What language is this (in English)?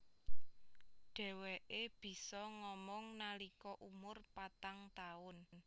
Javanese